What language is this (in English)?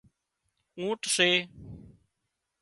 Wadiyara Koli